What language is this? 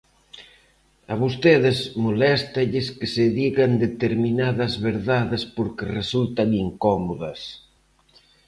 Galician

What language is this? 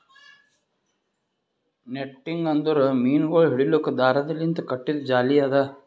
Kannada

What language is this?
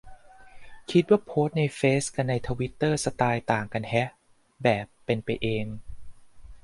Thai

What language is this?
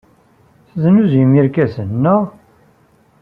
Kabyle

